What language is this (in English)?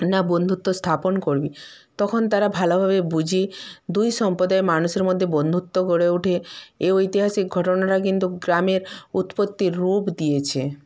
Bangla